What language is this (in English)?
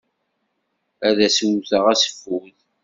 Kabyle